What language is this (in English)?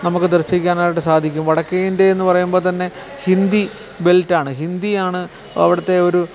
Malayalam